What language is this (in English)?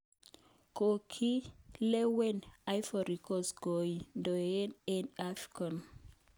Kalenjin